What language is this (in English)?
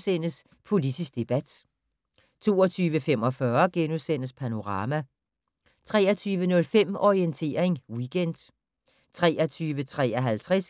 Danish